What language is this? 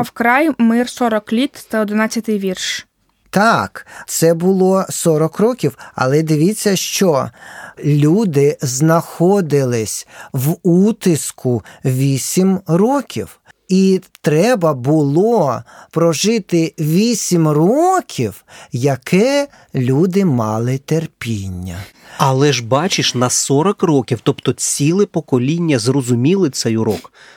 Ukrainian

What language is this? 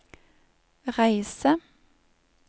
Norwegian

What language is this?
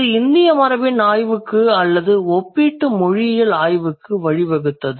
Tamil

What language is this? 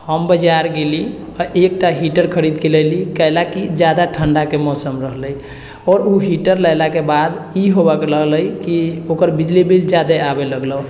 Maithili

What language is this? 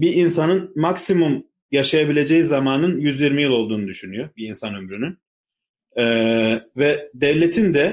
Turkish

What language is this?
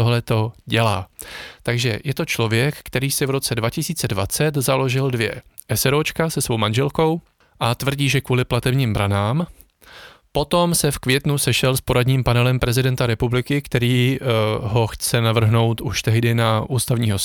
Czech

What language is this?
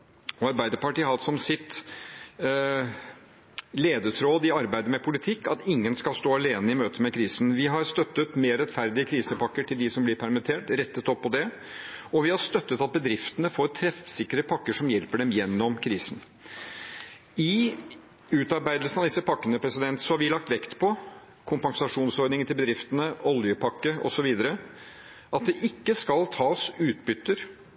Norwegian Bokmål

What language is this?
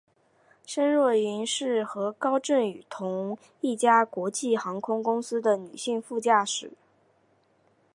Chinese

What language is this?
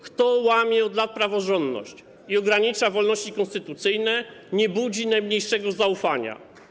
Polish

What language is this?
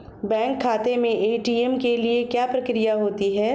Hindi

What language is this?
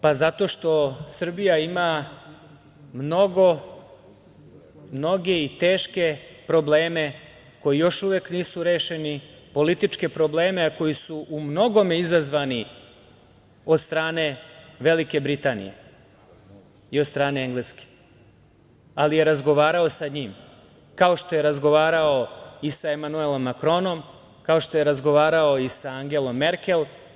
Serbian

